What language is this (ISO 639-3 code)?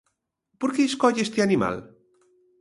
glg